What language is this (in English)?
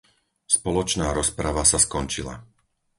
Slovak